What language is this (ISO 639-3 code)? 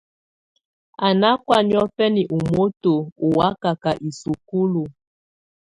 tvu